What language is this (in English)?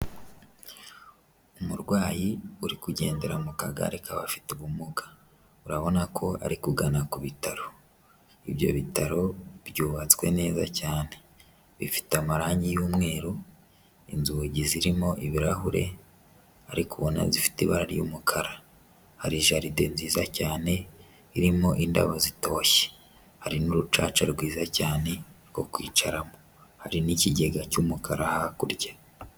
Kinyarwanda